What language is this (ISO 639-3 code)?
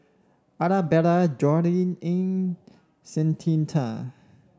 eng